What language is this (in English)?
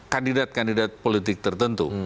Indonesian